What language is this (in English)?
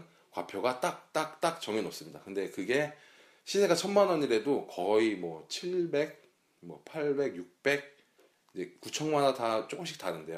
Korean